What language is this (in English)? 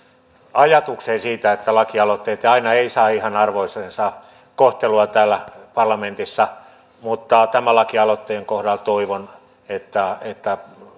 Finnish